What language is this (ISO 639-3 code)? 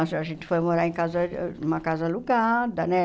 por